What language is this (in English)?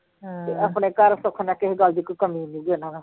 Punjabi